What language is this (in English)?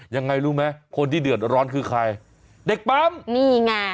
Thai